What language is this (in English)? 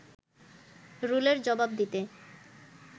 Bangla